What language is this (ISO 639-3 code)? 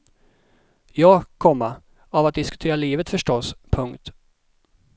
swe